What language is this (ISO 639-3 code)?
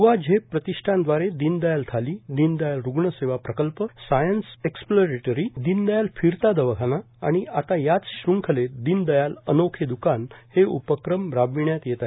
mar